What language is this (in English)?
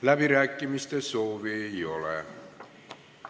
Estonian